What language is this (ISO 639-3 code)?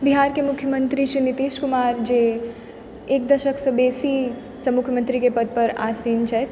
mai